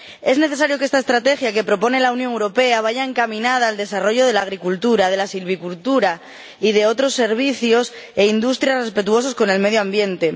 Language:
Spanish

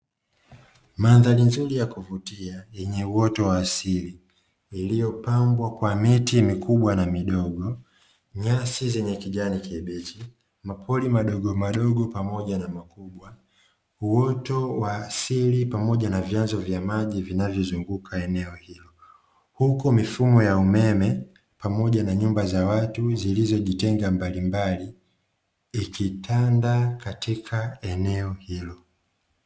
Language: Swahili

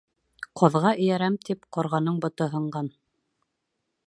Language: Bashkir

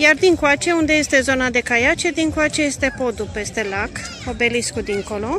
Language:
Romanian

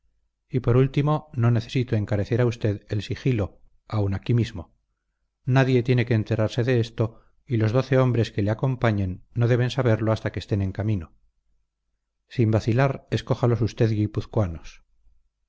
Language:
Spanish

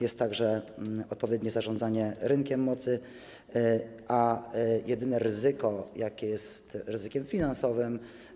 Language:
Polish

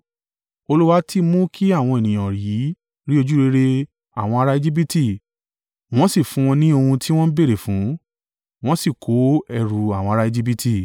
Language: Yoruba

